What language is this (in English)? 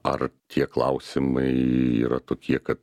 Lithuanian